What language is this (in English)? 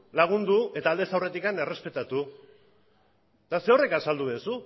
Basque